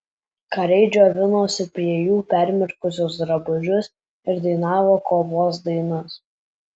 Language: Lithuanian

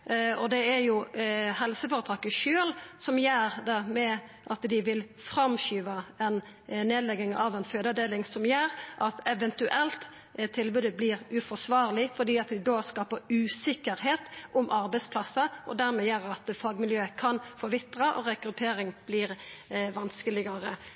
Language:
Norwegian Nynorsk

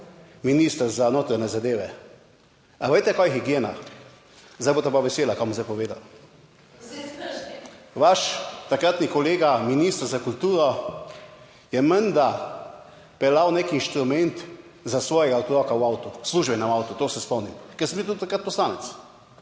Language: Slovenian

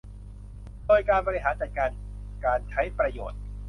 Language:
Thai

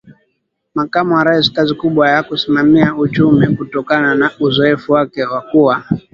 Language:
Swahili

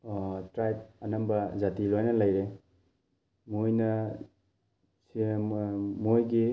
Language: Manipuri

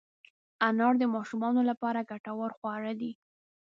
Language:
Pashto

